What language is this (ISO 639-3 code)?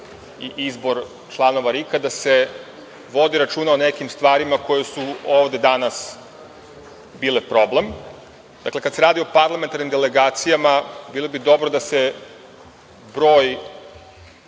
srp